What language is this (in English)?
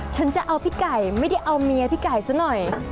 Thai